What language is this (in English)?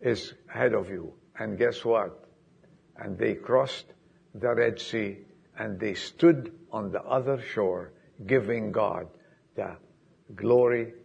English